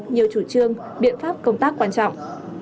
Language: Vietnamese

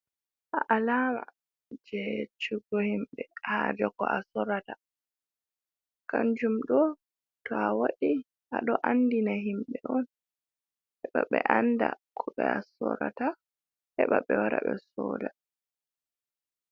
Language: Fula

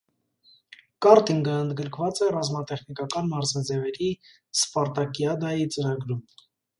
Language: Armenian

